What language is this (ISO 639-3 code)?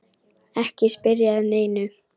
isl